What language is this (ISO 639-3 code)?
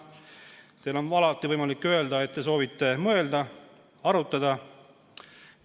est